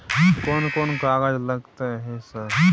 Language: Maithili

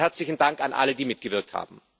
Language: German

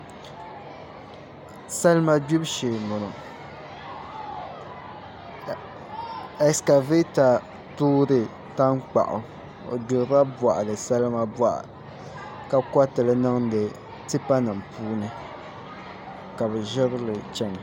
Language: Dagbani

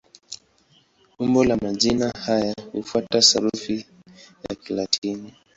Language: Swahili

